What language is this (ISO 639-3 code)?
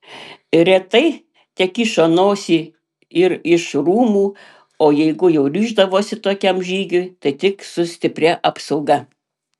lit